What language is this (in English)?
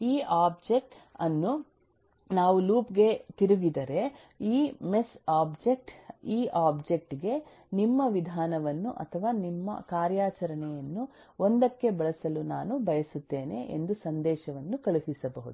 Kannada